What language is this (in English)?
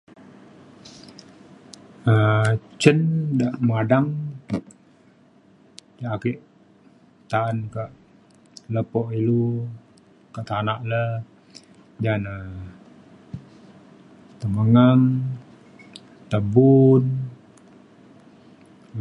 Mainstream Kenyah